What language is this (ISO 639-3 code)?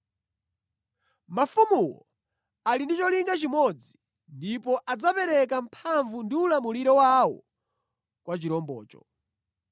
nya